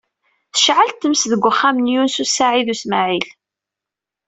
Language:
Kabyle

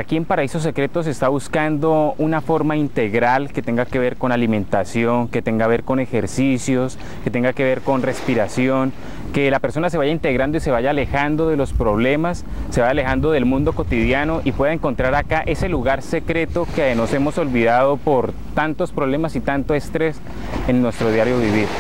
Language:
Spanish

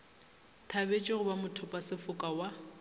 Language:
Northern Sotho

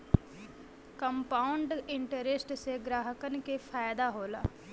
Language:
Bhojpuri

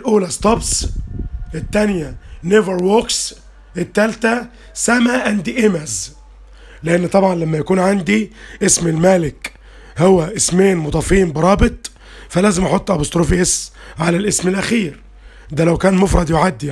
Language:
Arabic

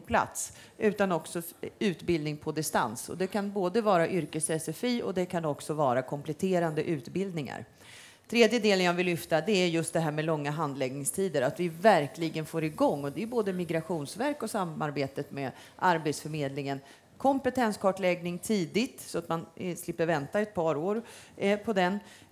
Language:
Swedish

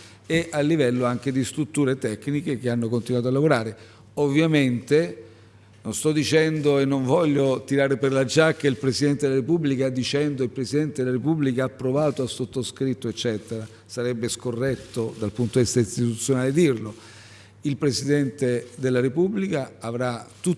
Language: Italian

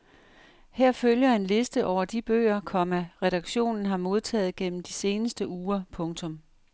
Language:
Danish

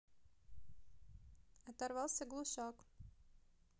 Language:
Russian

